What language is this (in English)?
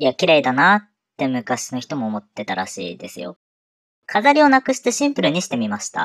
Japanese